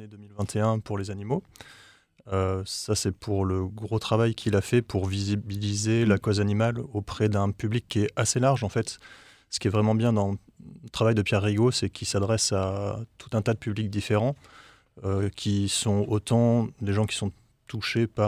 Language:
French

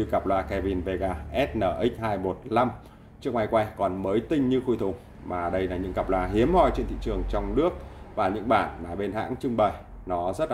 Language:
Vietnamese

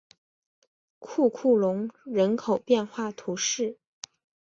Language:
Chinese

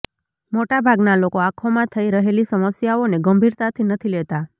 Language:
Gujarati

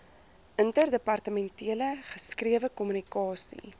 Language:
Afrikaans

